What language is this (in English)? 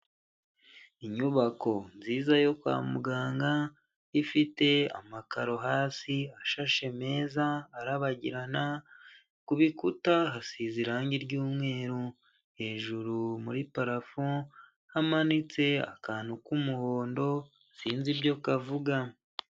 Kinyarwanda